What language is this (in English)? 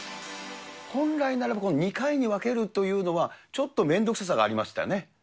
Japanese